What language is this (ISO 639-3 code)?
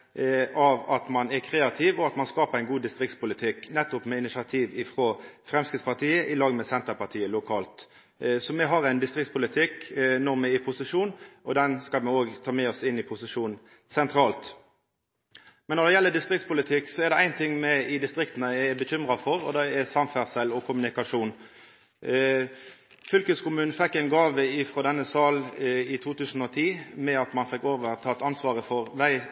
nno